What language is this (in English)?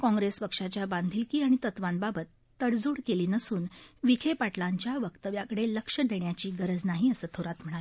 Marathi